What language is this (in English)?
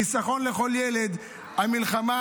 Hebrew